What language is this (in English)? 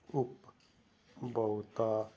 Punjabi